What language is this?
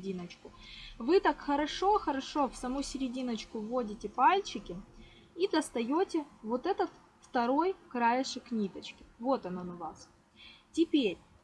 Russian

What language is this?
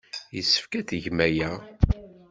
Kabyle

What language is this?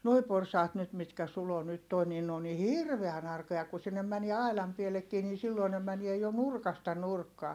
Finnish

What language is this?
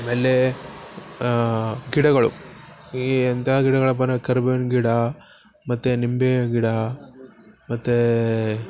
Kannada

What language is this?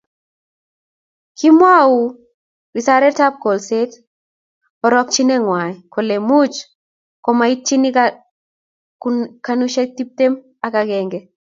Kalenjin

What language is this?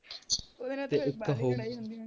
Punjabi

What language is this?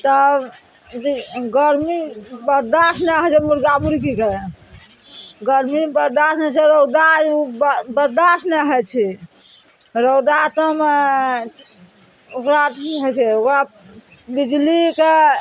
Maithili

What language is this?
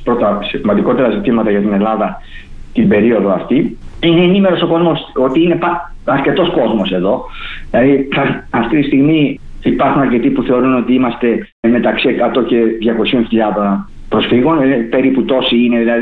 Greek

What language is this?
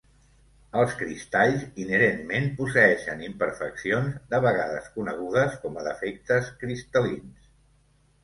Catalan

